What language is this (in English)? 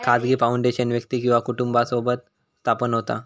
Marathi